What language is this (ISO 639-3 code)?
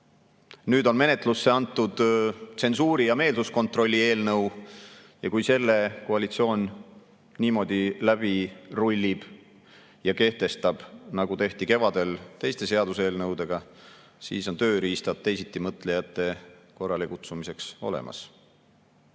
est